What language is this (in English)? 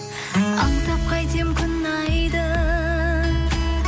Kazakh